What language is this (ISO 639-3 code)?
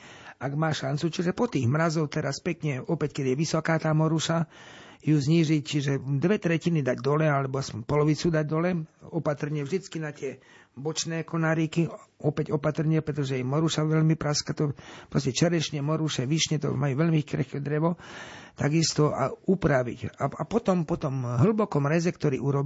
slk